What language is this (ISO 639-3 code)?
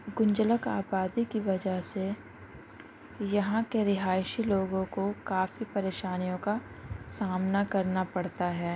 urd